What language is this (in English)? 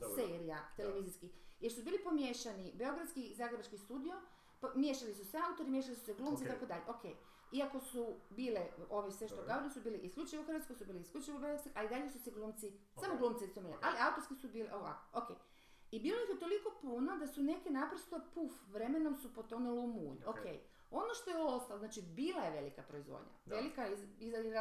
Croatian